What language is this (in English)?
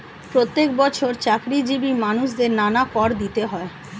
Bangla